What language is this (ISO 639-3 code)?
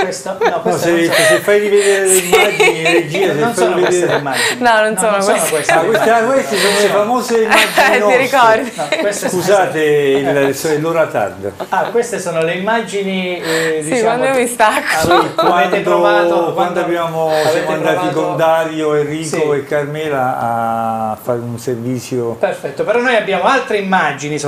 ita